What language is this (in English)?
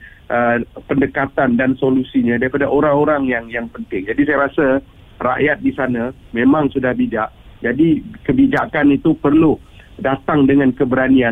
Malay